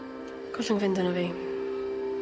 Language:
Welsh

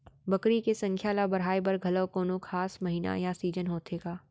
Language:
Chhattisgarhi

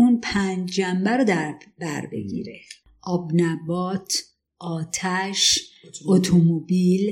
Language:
Persian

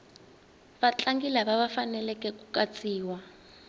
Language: Tsonga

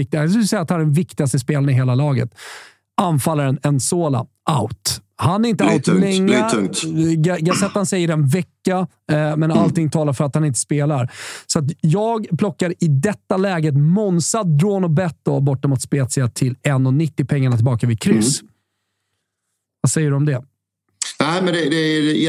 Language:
Swedish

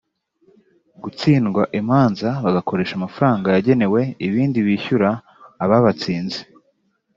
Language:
Kinyarwanda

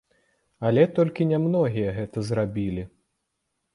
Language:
Belarusian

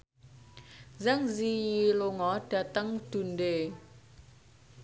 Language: Javanese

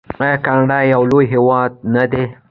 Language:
Pashto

